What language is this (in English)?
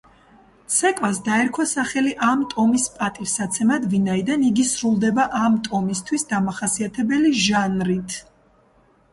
Georgian